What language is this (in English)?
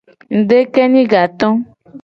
Gen